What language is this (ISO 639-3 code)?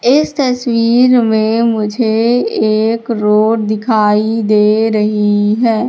hin